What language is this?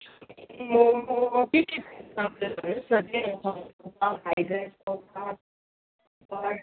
Nepali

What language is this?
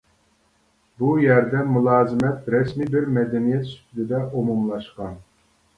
Uyghur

